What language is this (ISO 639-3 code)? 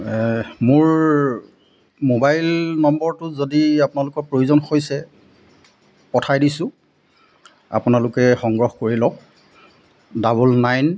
asm